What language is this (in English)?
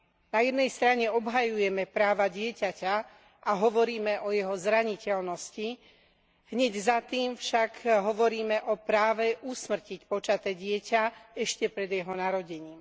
Slovak